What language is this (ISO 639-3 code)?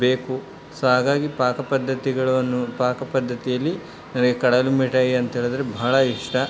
kan